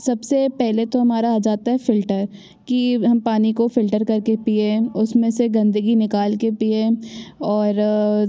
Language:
Hindi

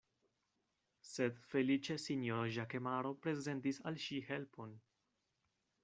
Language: Esperanto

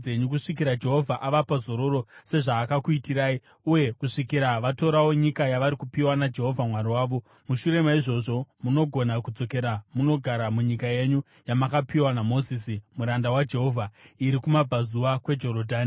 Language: Shona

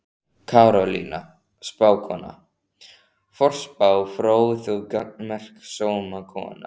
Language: Icelandic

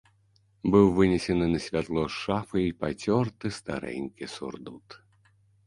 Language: Belarusian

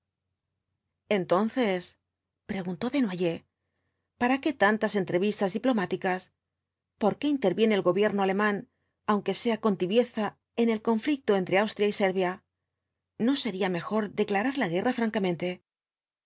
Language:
Spanish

